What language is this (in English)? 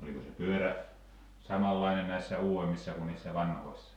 Finnish